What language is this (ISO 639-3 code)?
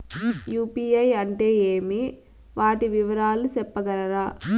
tel